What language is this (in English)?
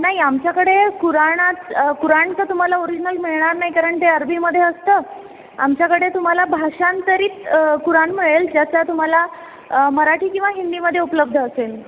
Marathi